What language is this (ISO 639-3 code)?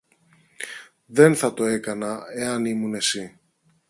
ell